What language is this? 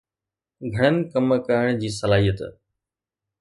Sindhi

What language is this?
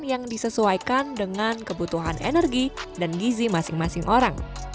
Indonesian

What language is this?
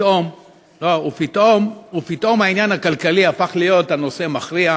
Hebrew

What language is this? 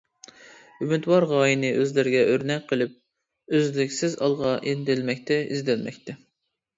Uyghur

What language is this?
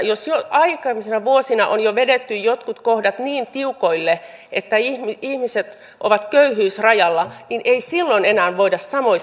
Finnish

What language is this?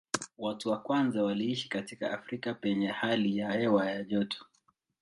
Swahili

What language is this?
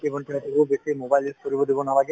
Assamese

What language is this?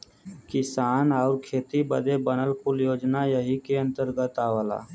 Bhojpuri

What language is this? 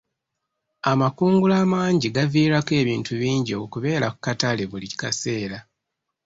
Ganda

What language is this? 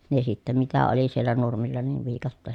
Finnish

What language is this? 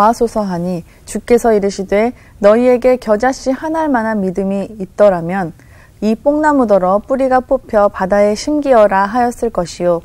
Korean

